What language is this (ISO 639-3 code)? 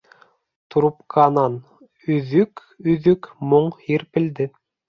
bak